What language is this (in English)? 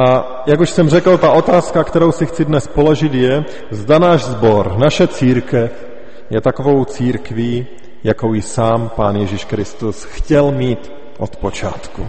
Czech